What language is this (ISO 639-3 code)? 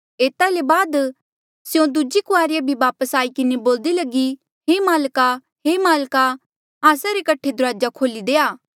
mjl